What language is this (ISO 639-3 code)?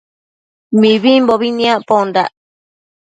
mcf